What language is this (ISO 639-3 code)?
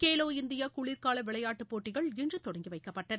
tam